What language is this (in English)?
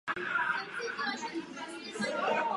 Czech